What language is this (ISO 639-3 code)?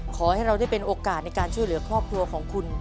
tha